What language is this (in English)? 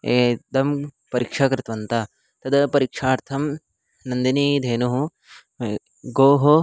Sanskrit